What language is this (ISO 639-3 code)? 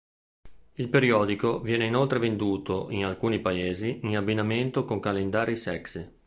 ita